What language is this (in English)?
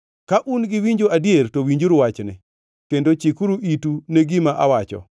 Luo (Kenya and Tanzania)